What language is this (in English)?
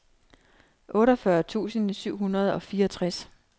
Danish